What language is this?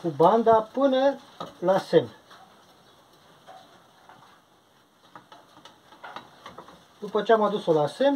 Romanian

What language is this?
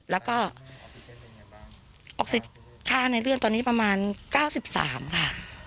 Thai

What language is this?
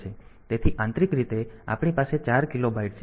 Gujarati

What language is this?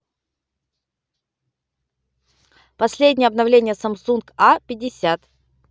Russian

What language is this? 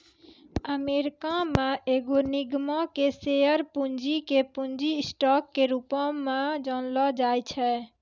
Maithili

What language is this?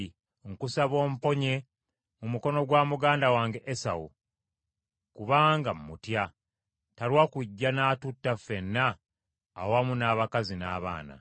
Ganda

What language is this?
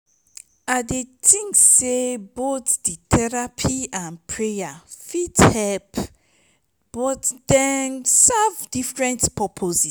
Nigerian Pidgin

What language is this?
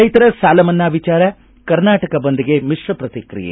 Kannada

